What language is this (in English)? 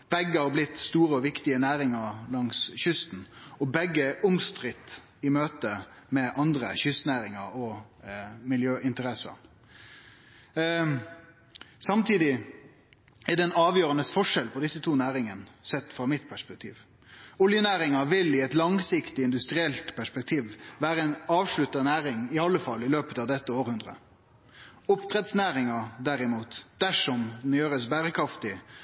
Norwegian Nynorsk